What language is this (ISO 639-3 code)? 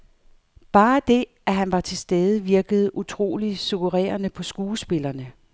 dan